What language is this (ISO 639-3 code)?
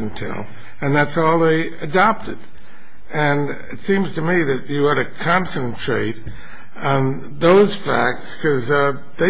eng